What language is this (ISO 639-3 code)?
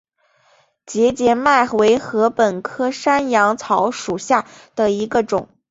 zho